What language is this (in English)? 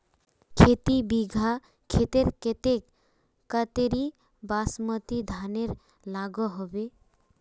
Magahi